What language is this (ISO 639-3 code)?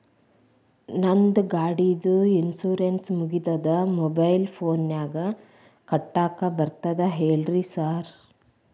kan